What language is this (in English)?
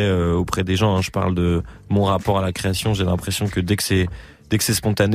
French